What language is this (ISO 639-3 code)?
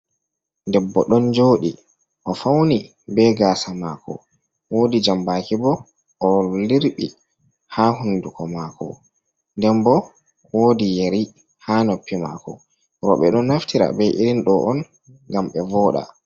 ful